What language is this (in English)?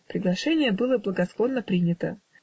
Russian